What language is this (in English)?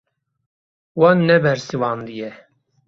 Kurdish